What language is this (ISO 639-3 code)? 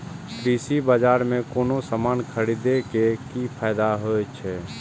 mai